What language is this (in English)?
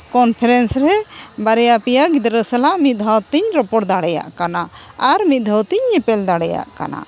Santali